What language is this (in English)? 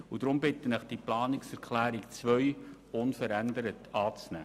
Swiss German